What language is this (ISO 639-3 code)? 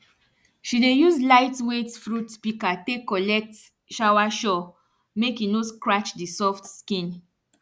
pcm